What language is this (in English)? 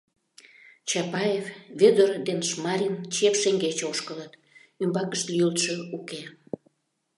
Mari